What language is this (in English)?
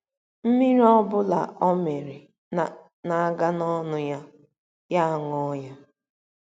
Igbo